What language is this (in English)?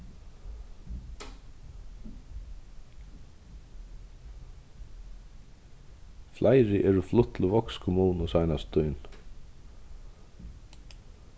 Faroese